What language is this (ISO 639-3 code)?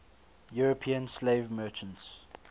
eng